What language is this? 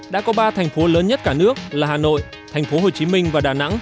Vietnamese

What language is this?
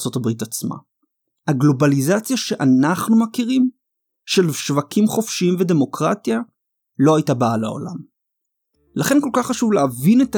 Hebrew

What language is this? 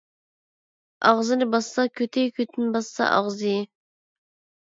Uyghur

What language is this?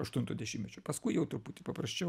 Lithuanian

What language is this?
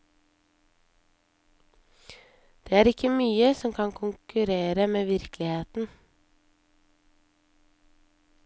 Norwegian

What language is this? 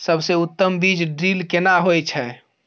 Maithili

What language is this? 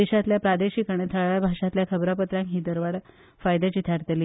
Konkani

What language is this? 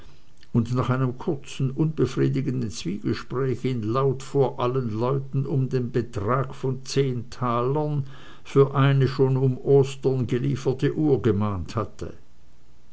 German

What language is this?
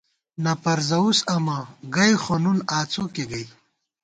Gawar-Bati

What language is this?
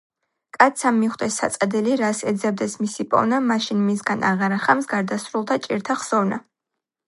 Georgian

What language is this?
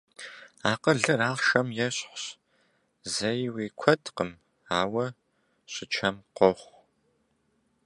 Kabardian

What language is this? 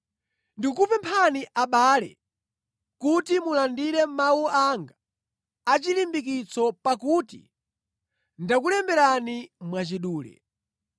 Nyanja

